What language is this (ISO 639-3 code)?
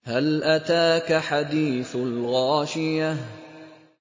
ara